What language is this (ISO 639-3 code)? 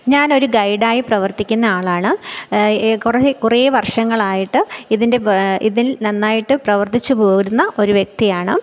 mal